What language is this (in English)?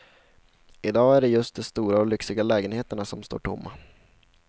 Swedish